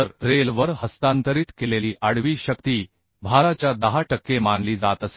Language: Marathi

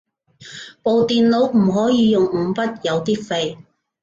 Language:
Cantonese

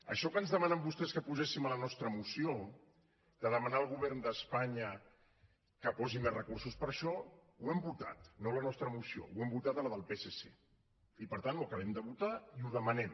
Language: Catalan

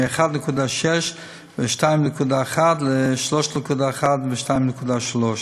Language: Hebrew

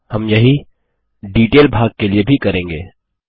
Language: Hindi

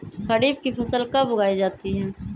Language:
Magahi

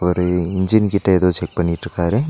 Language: Tamil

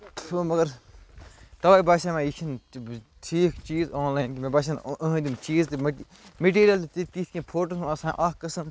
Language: Kashmiri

